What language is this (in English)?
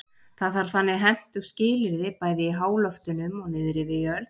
Icelandic